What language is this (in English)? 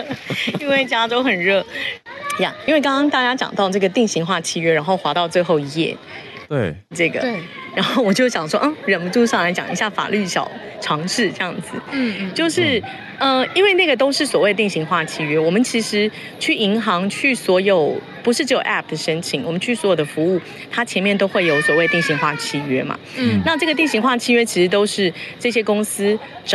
Chinese